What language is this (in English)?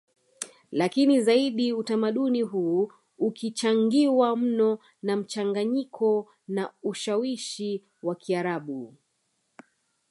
Swahili